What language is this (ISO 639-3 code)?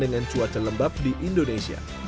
ind